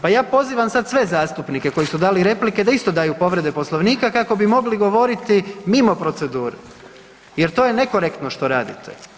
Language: Croatian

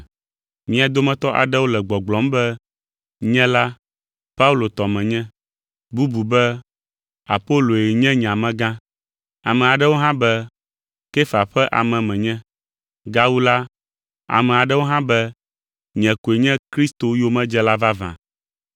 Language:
Ewe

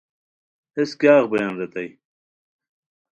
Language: Khowar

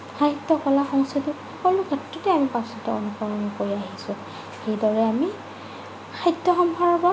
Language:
Assamese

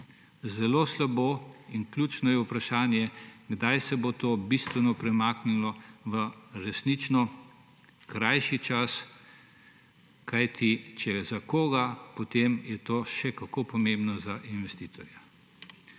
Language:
Slovenian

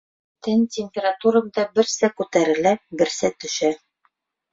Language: Bashkir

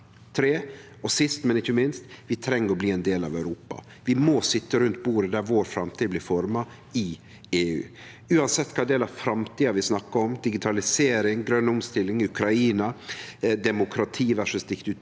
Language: Norwegian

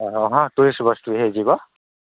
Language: Odia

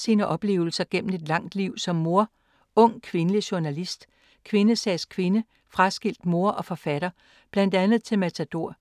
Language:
Danish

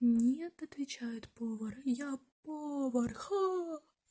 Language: Russian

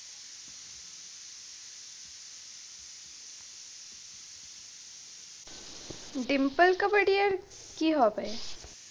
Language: Bangla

